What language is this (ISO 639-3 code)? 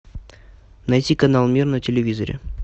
rus